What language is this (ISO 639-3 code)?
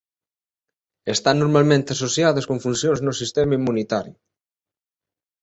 glg